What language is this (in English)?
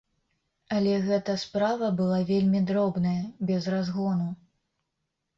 Belarusian